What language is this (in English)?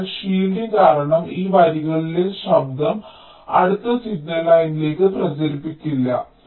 Malayalam